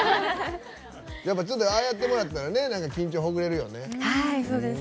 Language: Japanese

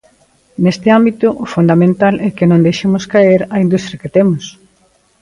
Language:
Galician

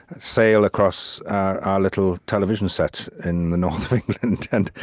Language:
English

